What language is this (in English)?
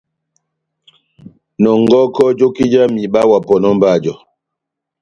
Batanga